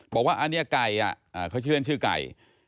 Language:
Thai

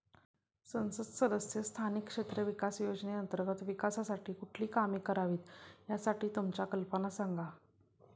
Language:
Marathi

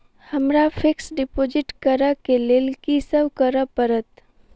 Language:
Maithili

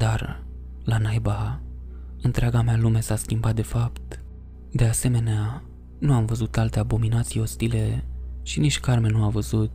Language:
Romanian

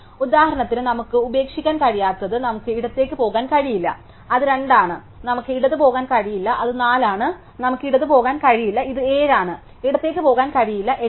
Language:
Malayalam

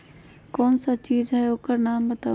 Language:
Magahi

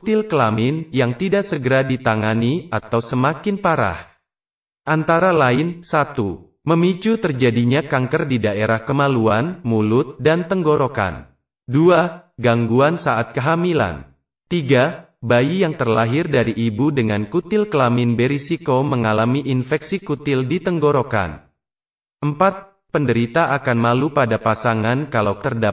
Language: Indonesian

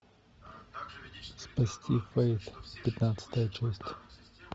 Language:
Russian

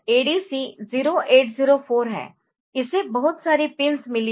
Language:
Hindi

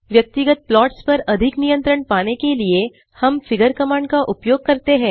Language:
Hindi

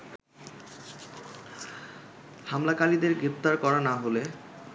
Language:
Bangla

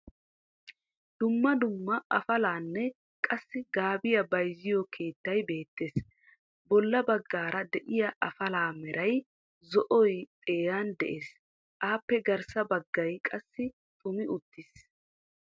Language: Wolaytta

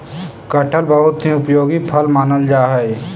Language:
Magahi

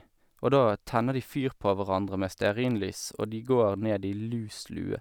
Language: Norwegian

